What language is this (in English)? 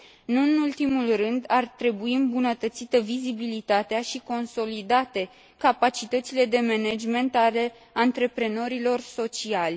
Romanian